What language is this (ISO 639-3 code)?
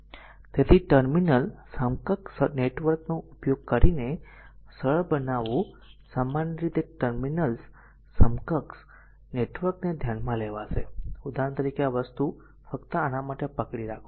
guj